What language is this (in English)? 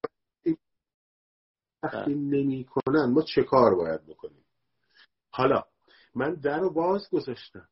Persian